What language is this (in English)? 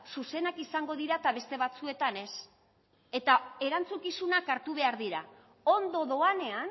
Basque